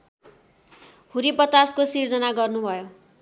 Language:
Nepali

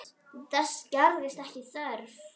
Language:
Icelandic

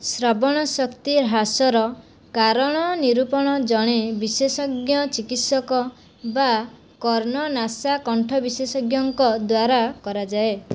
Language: Odia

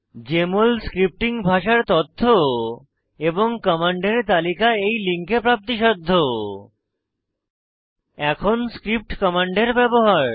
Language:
Bangla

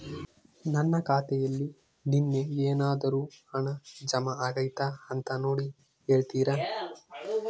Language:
Kannada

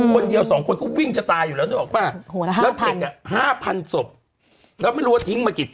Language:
Thai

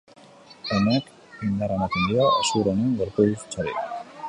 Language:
Basque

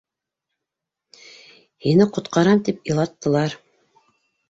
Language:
Bashkir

